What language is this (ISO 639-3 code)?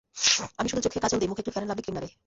ben